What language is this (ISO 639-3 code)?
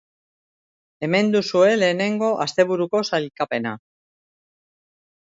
eus